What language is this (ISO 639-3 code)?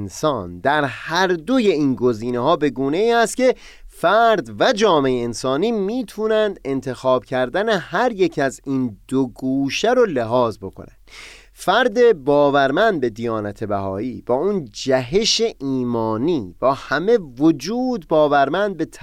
fas